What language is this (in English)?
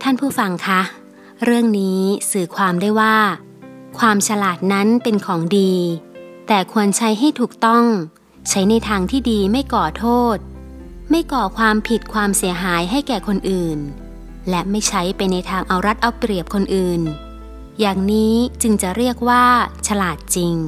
Thai